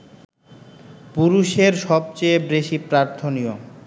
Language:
Bangla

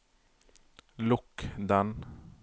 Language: Norwegian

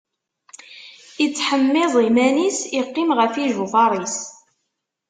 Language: Kabyle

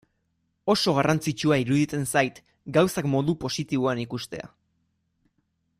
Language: Basque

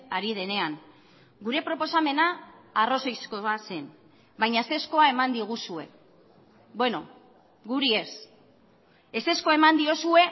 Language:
Basque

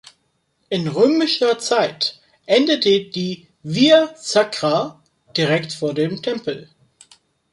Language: German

